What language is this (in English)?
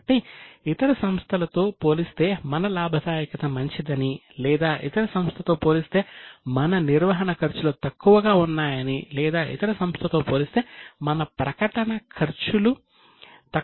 Telugu